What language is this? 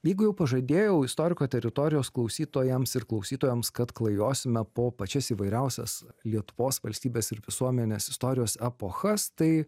Lithuanian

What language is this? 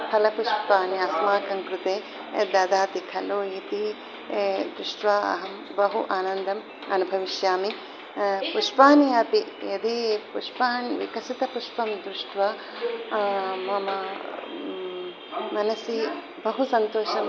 Sanskrit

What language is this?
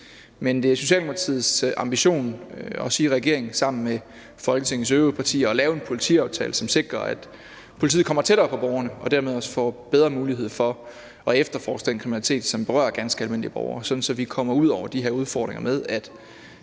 Danish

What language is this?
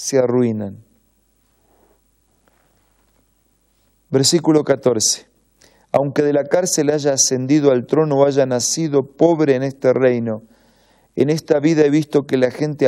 Spanish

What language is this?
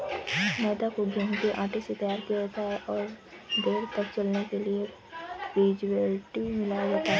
Hindi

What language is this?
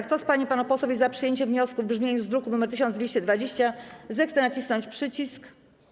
Polish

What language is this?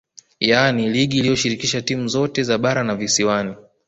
Swahili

